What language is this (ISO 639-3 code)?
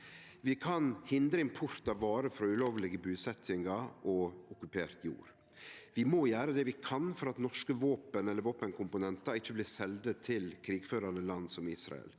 nor